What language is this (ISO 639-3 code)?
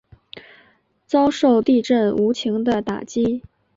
zho